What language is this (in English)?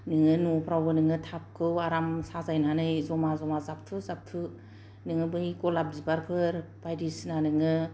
Bodo